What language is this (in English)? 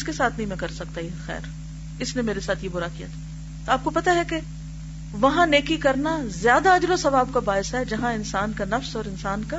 Urdu